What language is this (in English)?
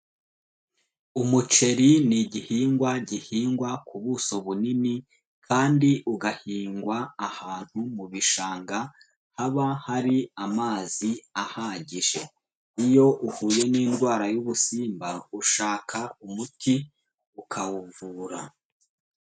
Kinyarwanda